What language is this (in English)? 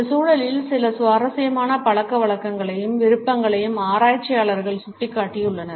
Tamil